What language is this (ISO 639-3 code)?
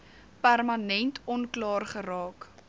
afr